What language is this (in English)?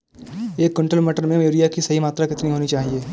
Hindi